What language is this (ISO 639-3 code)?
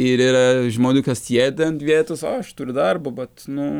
lit